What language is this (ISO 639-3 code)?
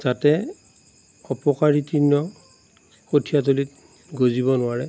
asm